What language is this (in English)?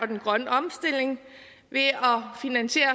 Danish